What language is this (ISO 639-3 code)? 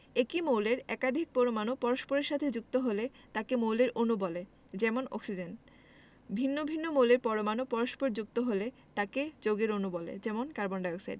ben